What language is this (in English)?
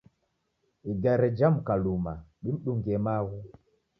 Taita